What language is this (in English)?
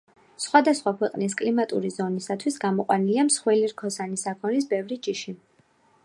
Georgian